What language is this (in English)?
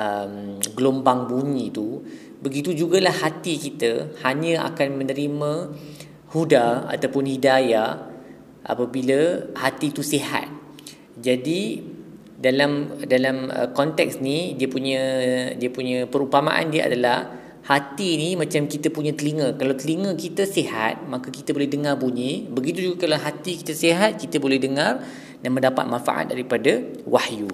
Malay